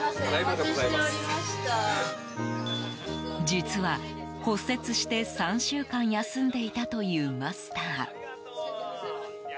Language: Japanese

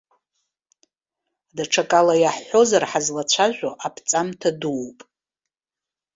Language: Abkhazian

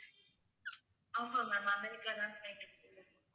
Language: Tamil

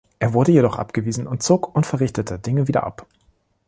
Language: German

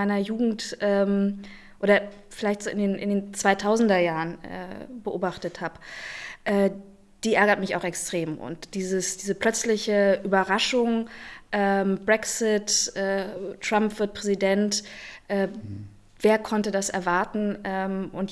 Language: German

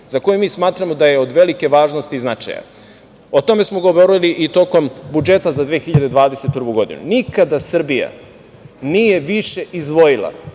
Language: Serbian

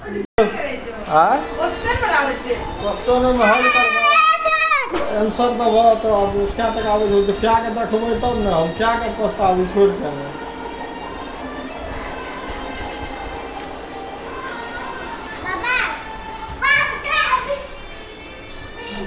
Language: Maithili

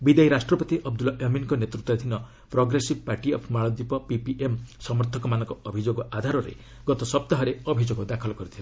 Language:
Odia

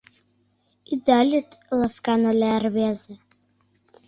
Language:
Mari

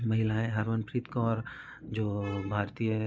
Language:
Hindi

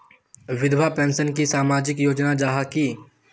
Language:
Magahi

